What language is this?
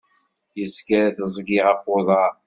Kabyle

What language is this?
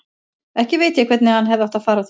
Icelandic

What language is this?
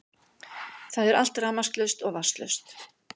Icelandic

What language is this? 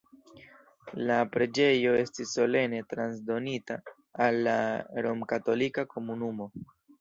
Esperanto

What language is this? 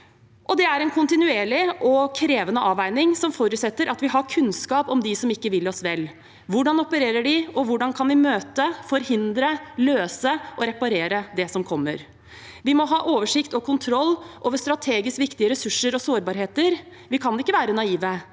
Norwegian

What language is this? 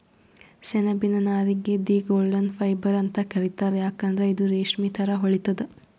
Kannada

